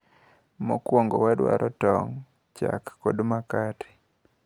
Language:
Luo (Kenya and Tanzania)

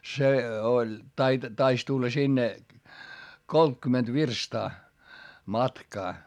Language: Finnish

